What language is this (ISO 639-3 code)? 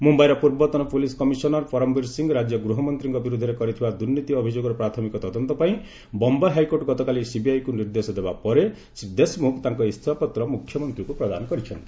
ori